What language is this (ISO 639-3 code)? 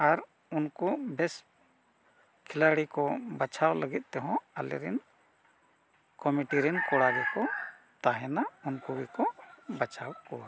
sat